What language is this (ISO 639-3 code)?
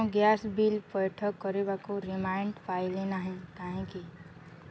ori